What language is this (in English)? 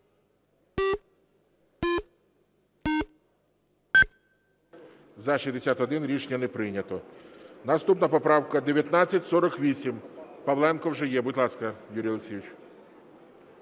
Ukrainian